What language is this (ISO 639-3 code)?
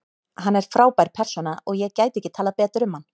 isl